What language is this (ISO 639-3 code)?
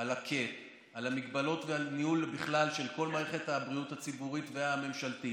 heb